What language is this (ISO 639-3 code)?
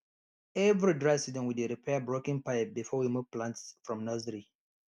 pcm